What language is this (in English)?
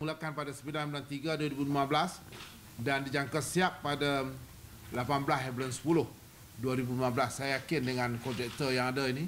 Malay